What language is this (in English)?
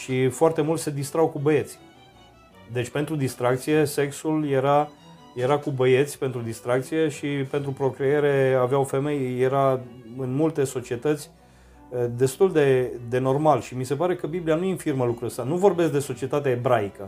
Romanian